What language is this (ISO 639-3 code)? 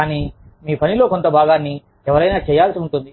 tel